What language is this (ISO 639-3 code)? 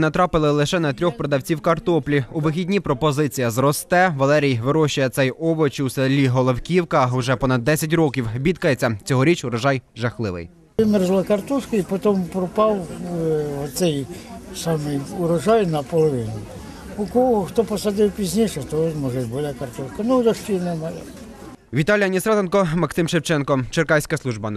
ukr